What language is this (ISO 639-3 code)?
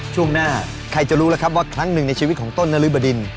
tha